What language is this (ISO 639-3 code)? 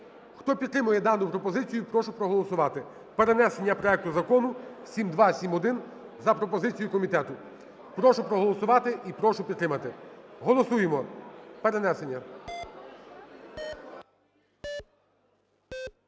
ukr